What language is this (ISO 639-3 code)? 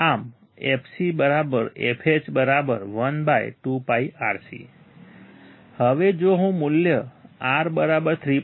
guj